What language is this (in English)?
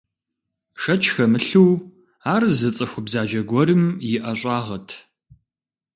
Kabardian